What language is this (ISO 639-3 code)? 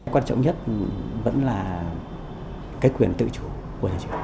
vie